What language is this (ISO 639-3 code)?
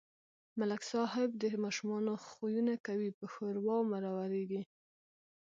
pus